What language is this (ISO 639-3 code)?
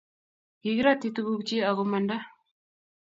kln